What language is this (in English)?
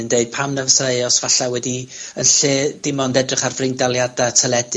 Welsh